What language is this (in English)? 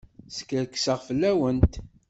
Kabyle